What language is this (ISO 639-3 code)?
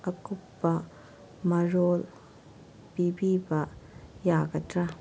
mni